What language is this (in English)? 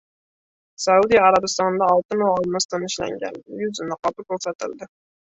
Uzbek